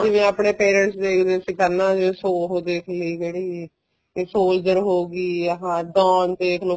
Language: Punjabi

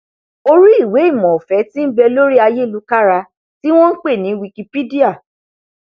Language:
Yoruba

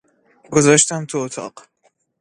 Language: Persian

